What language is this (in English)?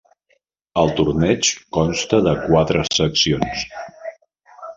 Catalan